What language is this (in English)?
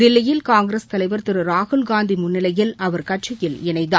Tamil